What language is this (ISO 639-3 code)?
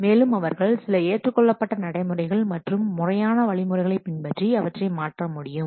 tam